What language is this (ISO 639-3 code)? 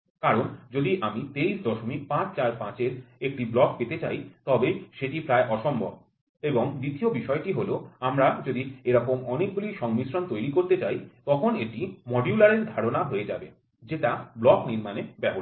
ben